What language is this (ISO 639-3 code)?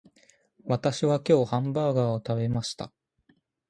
jpn